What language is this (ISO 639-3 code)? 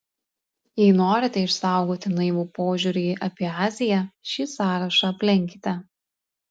lit